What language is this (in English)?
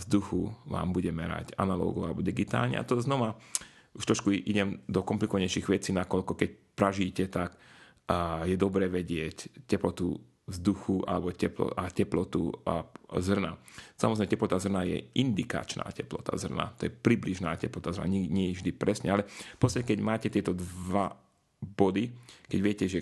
Slovak